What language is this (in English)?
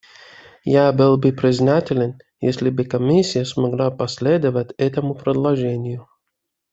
Russian